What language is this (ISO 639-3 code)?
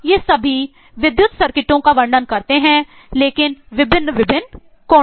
hin